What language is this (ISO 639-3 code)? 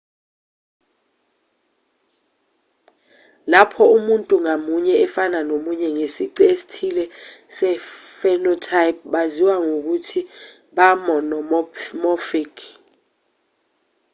zul